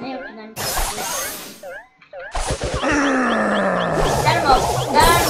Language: Turkish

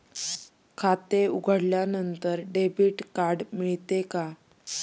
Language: Marathi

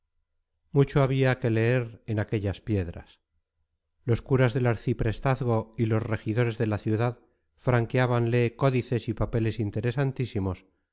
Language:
Spanish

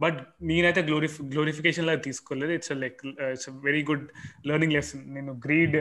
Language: Telugu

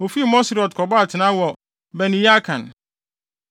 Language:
Akan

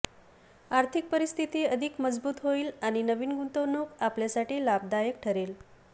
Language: Marathi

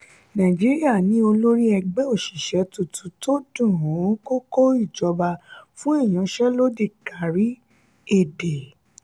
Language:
Yoruba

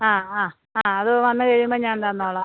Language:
Malayalam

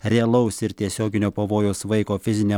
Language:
Lithuanian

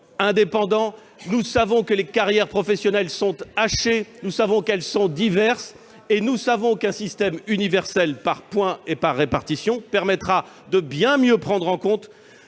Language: French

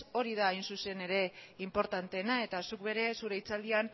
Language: Basque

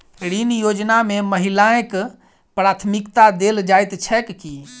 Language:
Maithili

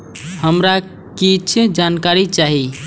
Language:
Maithili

